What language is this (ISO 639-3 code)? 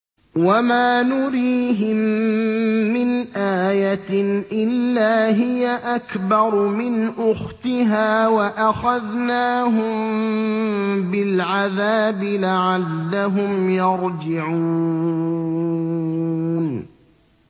ara